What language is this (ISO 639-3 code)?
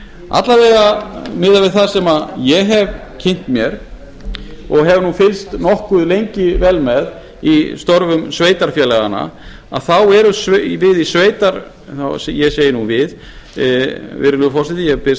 isl